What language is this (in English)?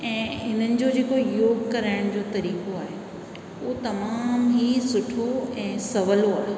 Sindhi